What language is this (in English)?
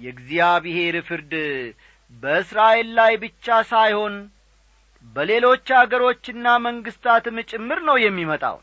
Amharic